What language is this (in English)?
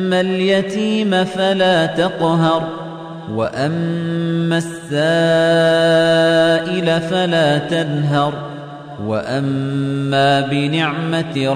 Arabic